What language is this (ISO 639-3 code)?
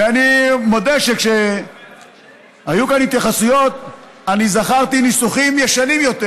heb